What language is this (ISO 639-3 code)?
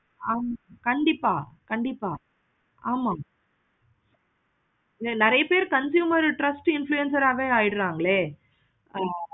tam